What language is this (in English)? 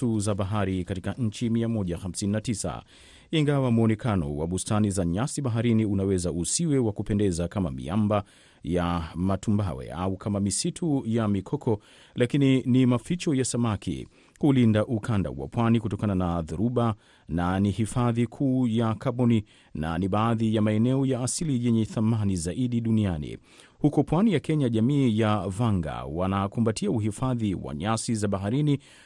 Swahili